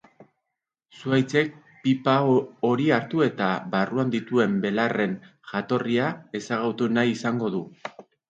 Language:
Basque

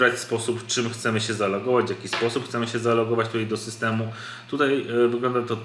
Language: Polish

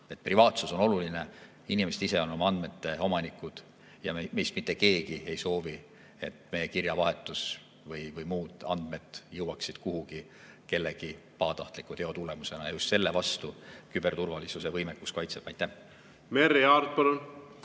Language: Estonian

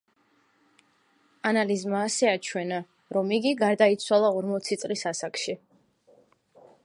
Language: Georgian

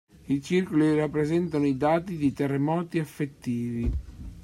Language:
Italian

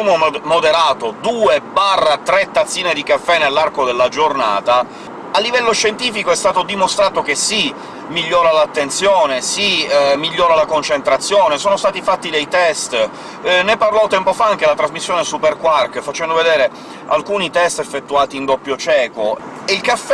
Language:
Italian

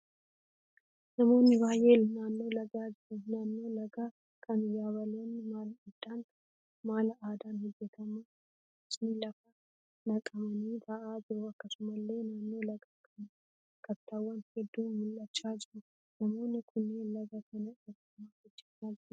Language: Oromo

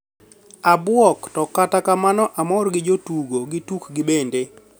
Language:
Luo (Kenya and Tanzania)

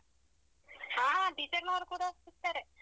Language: Kannada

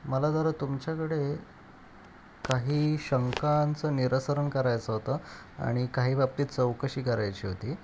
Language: Marathi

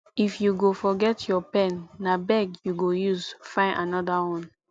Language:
Nigerian Pidgin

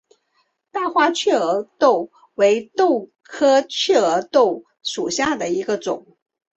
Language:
Chinese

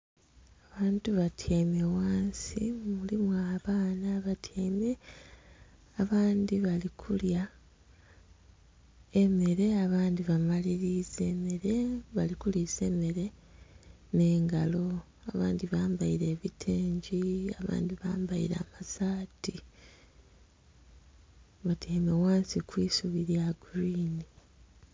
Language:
Soga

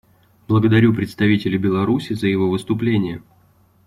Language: Russian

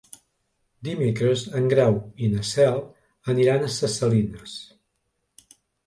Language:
Catalan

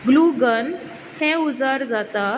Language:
Konkani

